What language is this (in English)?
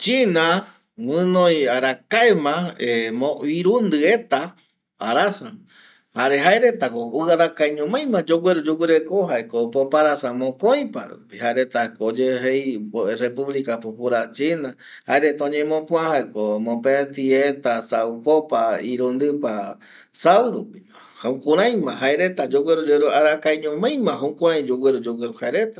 Eastern Bolivian Guaraní